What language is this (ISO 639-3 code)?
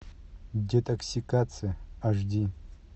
rus